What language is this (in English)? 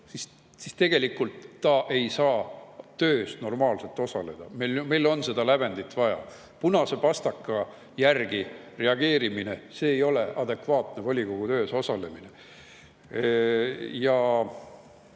Estonian